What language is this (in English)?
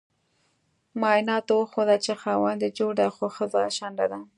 Pashto